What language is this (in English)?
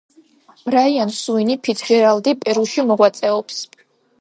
Georgian